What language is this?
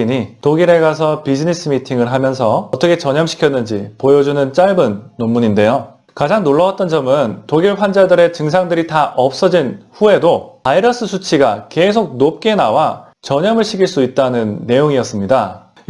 Korean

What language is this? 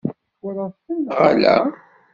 Kabyle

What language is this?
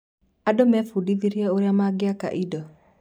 Kikuyu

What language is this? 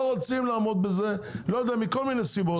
Hebrew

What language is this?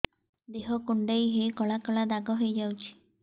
Odia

